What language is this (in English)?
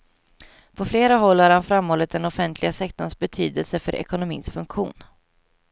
Swedish